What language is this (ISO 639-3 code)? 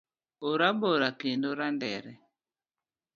luo